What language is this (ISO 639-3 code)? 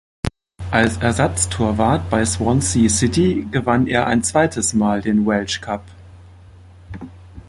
deu